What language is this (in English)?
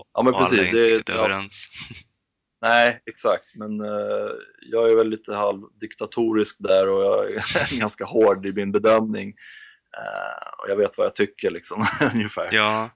Swedish